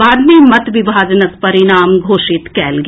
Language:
Maithili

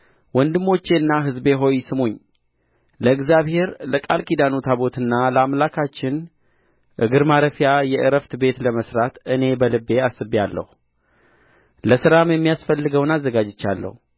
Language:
Amharic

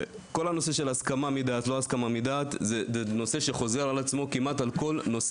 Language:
Hebrew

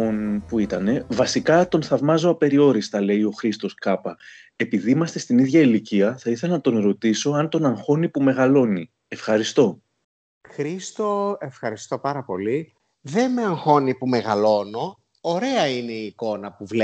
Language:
Greek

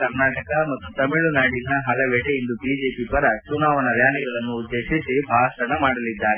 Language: Kannada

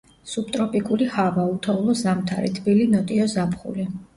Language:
Georgian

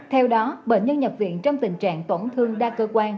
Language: Vietnamese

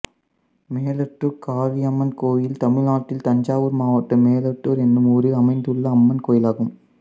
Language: Tamil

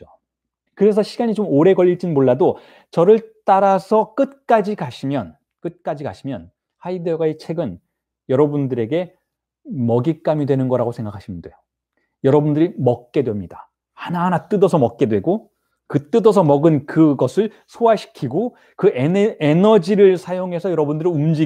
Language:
Korean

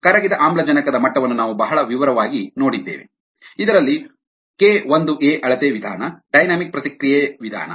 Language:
Kannada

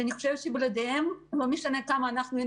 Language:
Hebrew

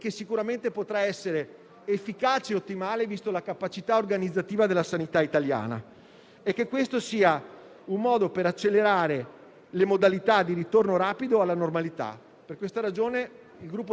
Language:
Italian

